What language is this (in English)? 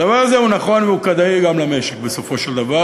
Hebrew